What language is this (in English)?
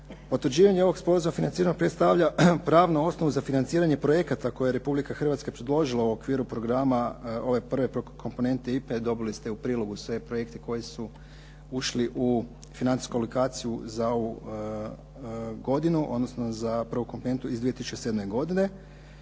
Croatian